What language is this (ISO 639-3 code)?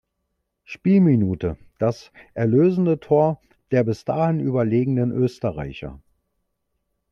deu